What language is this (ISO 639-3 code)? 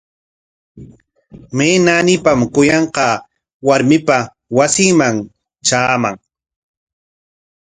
qwa